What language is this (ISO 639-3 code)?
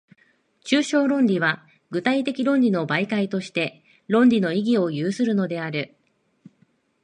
jpn